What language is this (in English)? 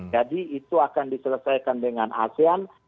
Indonesian